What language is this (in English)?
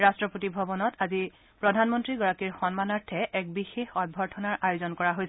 Assamese